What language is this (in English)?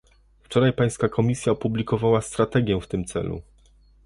Polish